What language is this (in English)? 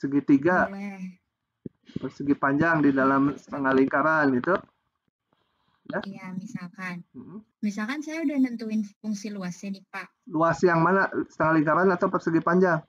Indonesian